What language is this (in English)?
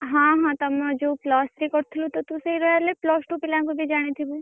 Odia